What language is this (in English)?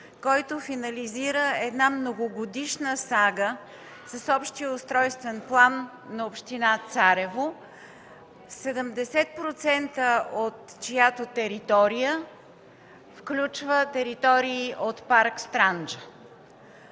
Bulgarian